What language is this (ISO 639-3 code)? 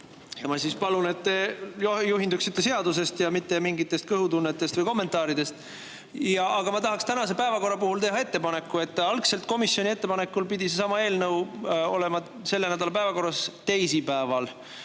est